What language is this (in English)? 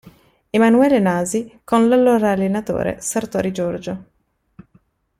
Italian